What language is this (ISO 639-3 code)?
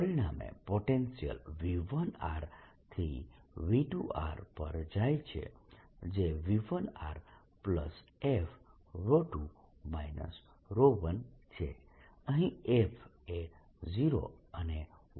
guj